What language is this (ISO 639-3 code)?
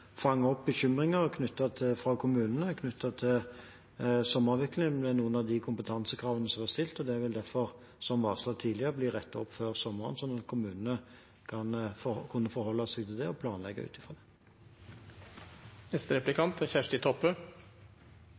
nor